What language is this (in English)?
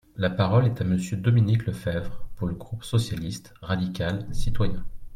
French